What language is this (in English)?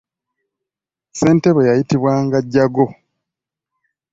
Ganda